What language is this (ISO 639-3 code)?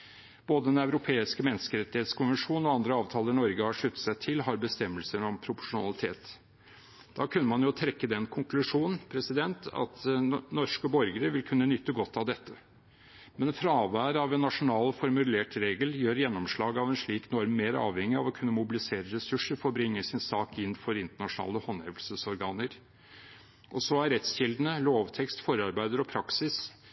nob